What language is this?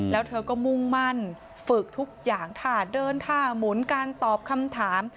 Thai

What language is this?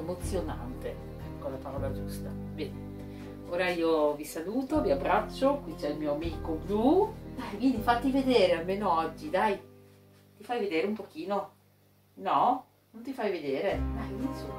Italian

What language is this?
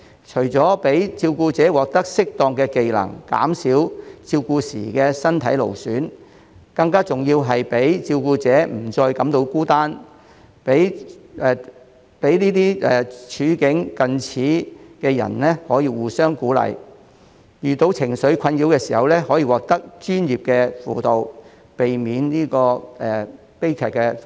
Cantonese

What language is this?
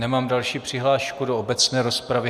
Czech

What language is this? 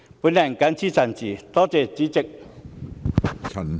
Cantonese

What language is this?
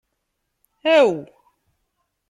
Kabyle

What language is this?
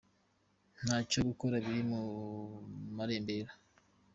Kinyarwanda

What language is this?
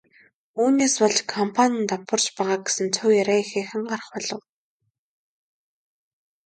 Mongolian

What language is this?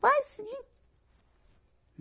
Portuguese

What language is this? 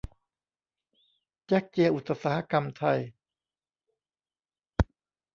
Thai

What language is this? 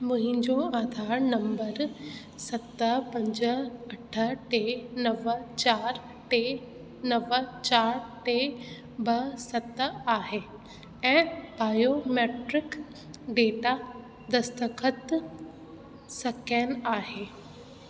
Sindhi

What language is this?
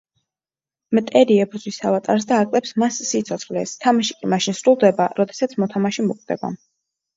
Georgian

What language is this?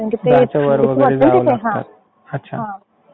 Marathi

